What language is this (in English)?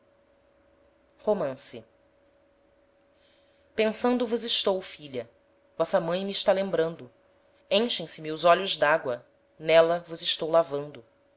Portuguese